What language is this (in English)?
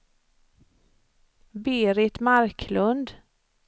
Swedish